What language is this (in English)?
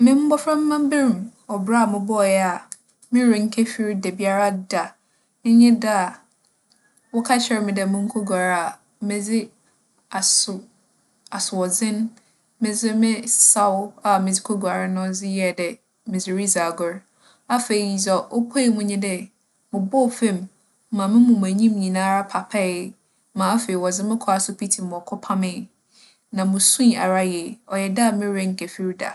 Akan